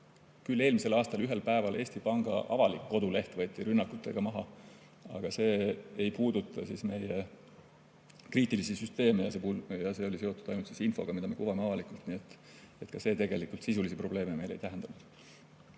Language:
Estonian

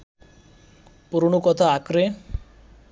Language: Bangla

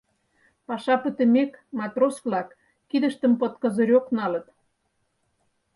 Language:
Mari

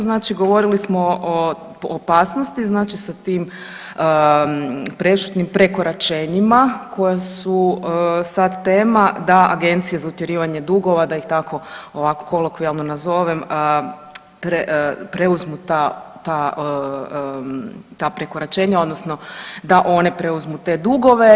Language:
Croatian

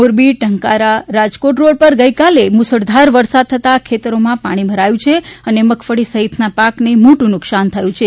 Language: Gujarati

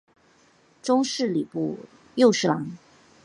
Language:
Chinese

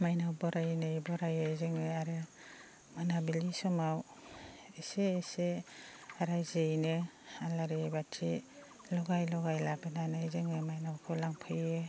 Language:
Bodo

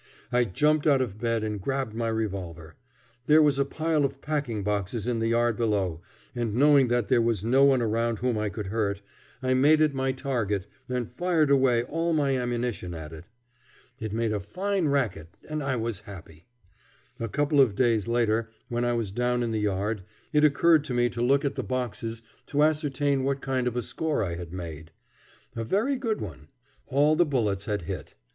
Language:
English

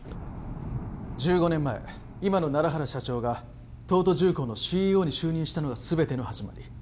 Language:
Japanese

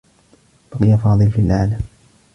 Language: Arabic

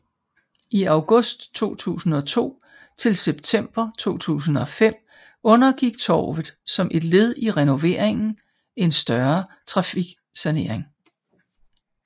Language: Danish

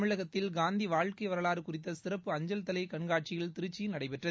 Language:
Tamil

